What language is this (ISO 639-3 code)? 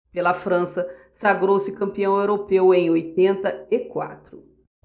por